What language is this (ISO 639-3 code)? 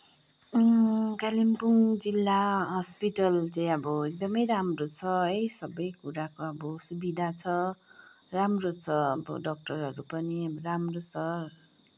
nep